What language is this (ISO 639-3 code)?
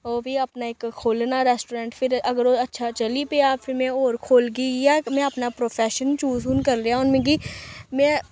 doi